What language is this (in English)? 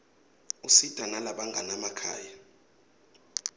Swati